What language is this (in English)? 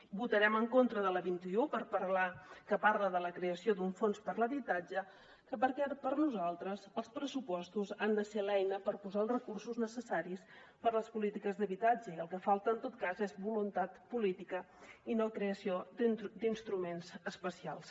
Catalan